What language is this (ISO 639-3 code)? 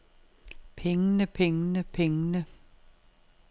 dan